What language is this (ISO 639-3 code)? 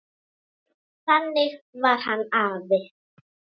isl